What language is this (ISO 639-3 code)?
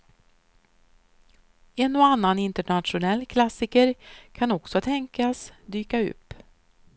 swe